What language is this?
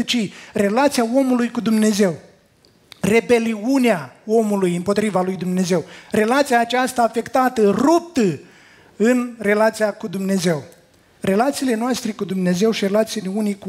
Romanian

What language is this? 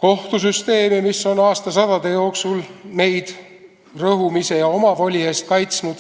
Estonian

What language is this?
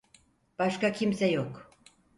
Turkish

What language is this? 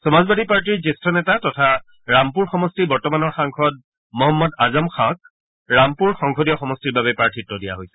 Assamese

